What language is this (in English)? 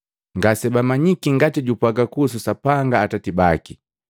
Matengo